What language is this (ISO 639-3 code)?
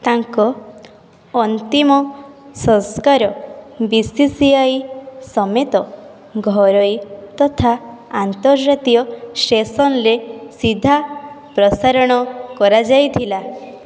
ori